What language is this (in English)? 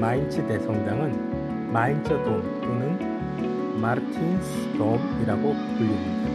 Korean